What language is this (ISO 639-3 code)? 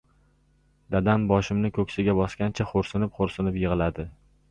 uzb